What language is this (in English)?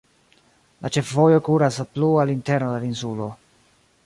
Esperanto